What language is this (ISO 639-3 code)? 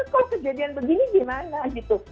ind